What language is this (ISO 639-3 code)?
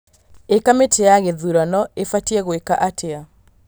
kik